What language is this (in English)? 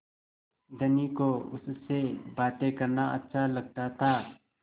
Hindi